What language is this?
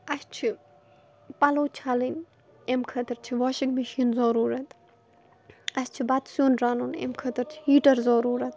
Kashmiri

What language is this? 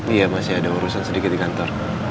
Indonesian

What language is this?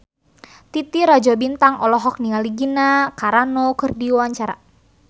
Sundanese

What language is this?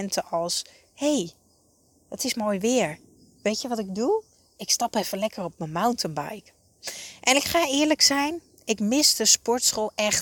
Dutch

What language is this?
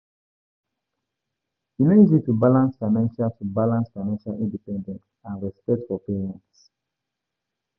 Nigerian Pidgin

